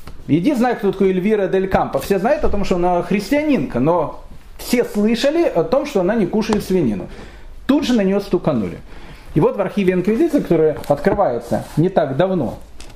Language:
Russian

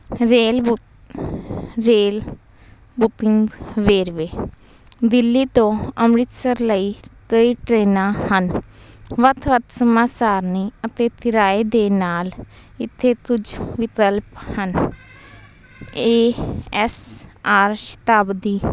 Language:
Punjabi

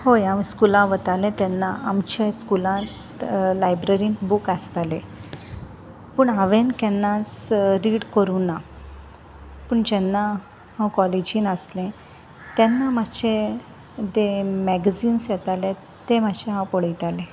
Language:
Konkani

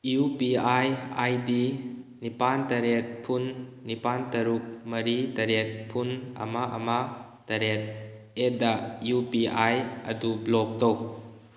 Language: Manipuri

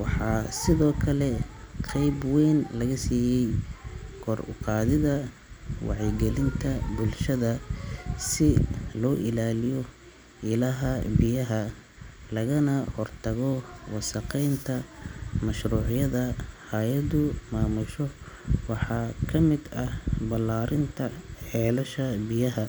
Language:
Somali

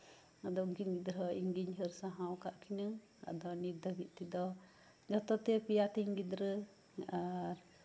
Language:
Santali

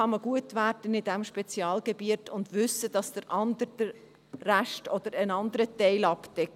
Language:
Swiss German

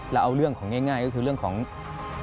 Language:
Thai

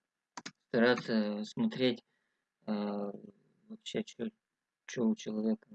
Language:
Russian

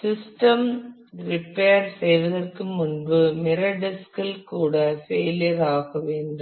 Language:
Tamil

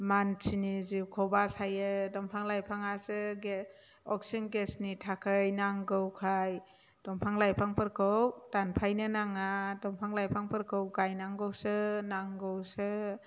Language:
Bodo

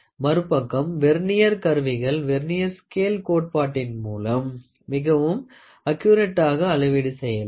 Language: Tamil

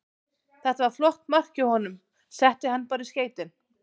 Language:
Icelandic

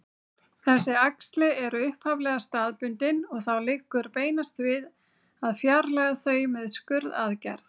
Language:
Icelandic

